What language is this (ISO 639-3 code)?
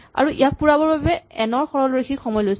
asm